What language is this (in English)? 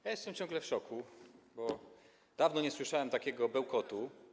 Polish